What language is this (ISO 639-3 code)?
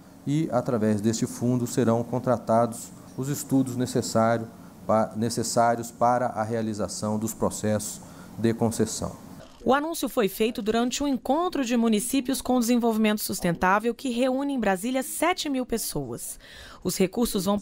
por